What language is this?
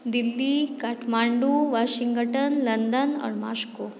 Maithili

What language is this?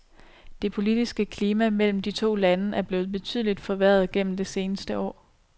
Danish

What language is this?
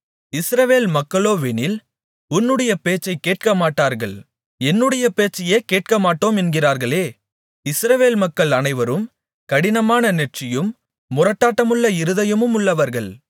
Tamil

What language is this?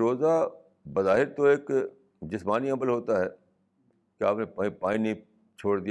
Urdu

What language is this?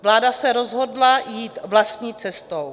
Czech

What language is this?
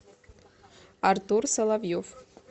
Russian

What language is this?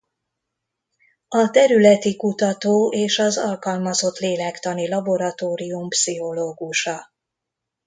Hungarian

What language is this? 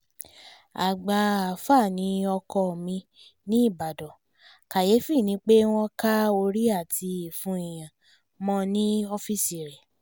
Yoruba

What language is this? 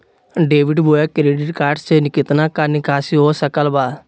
Magahi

